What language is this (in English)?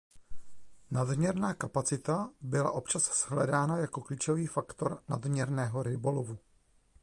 Czech